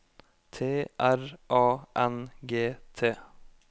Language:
Norwegian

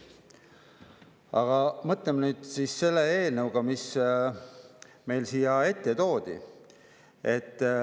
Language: Estonian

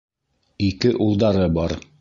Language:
Bashkir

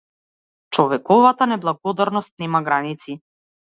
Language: Macedonian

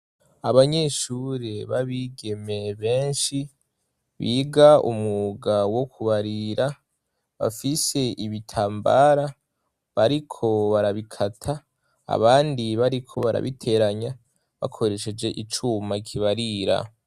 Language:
Rundi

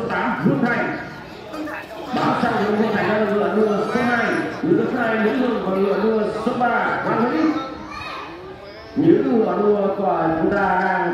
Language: Vietnamese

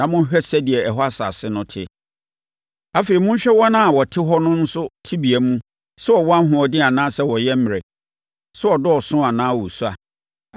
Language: Akan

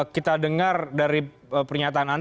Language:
Indonesian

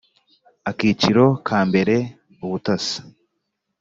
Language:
Kinyarwanda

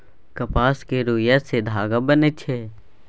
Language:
Maithili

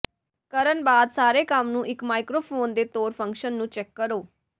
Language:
Punjabi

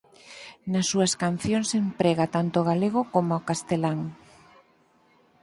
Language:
Galician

